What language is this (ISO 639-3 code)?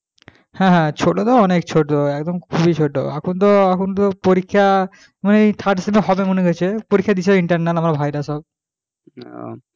ben